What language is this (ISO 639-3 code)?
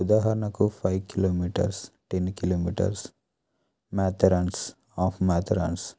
tel